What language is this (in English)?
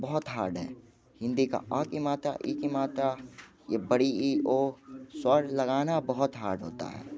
Hindi